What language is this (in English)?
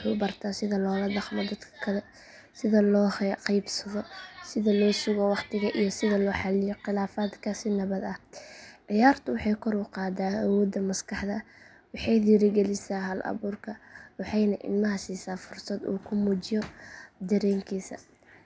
Somali